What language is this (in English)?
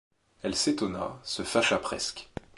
French